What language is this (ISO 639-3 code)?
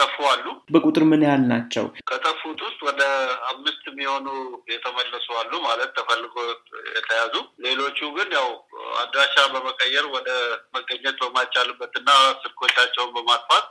amh